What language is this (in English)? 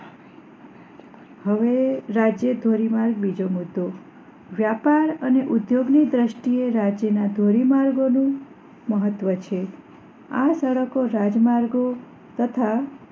Gujarati